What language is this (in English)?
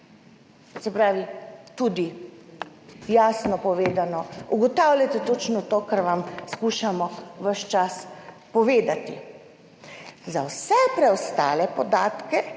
Slovenian